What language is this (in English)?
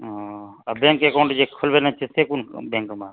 Maithili